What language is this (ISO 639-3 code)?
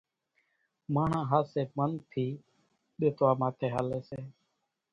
gjk